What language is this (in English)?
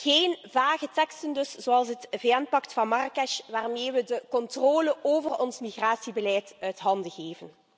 Dutch